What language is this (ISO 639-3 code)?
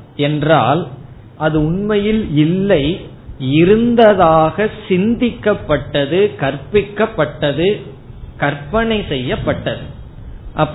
tam